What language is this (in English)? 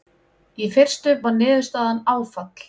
Icelandic